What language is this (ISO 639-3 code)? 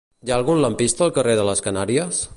cat